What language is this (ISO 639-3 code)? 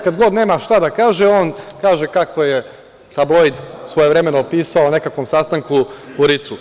srp